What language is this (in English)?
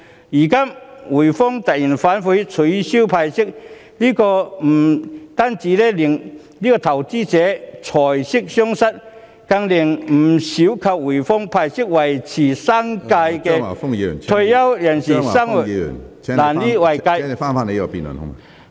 Cantonese